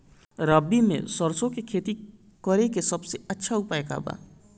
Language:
Bhojpuri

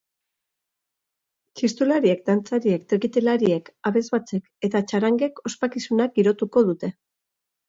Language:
Basque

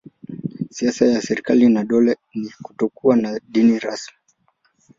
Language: Swahili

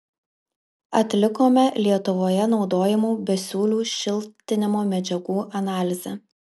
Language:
Lithuanian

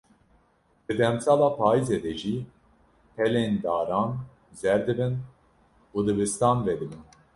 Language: Kurdish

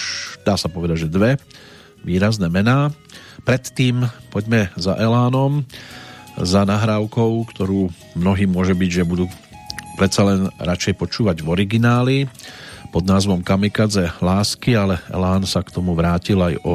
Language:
Slovak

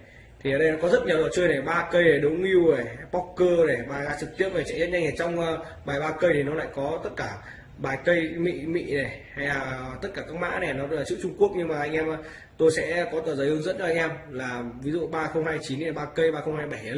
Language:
Vietnamese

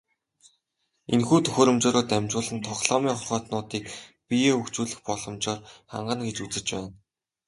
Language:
Mongolian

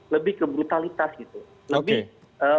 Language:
Indonesian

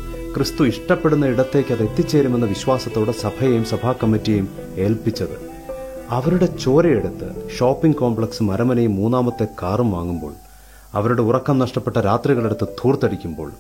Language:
Malayalam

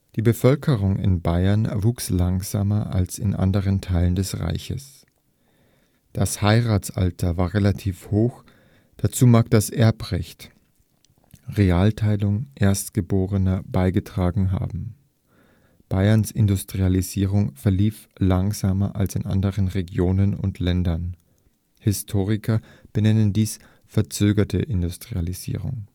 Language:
German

